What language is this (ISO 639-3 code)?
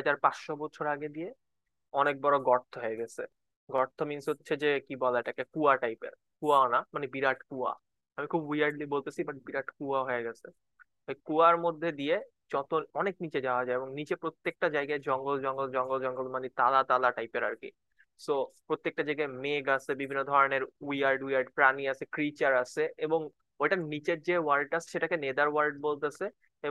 ben